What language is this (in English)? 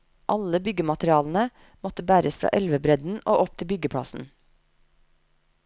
Norwegian